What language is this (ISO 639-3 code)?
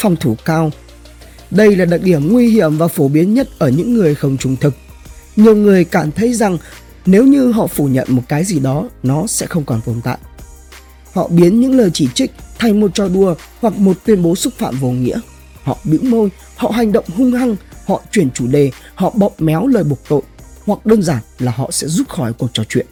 vie